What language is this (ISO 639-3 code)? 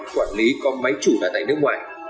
vie